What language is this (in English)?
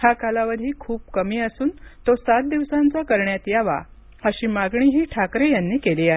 Marathi